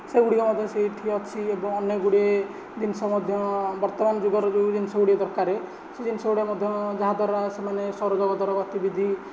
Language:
Odia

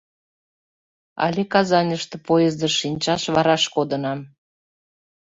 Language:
Mari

